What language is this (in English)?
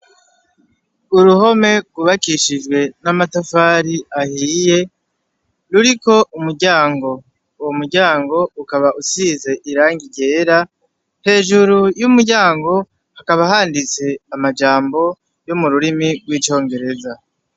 Rundi